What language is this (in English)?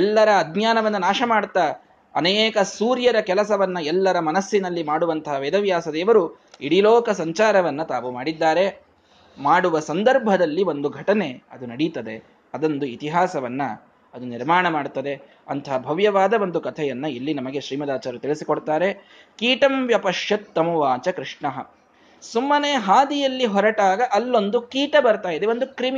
Kannada